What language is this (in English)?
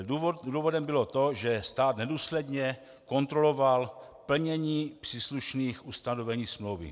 Czech